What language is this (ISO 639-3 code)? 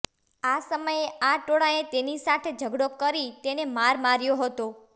guj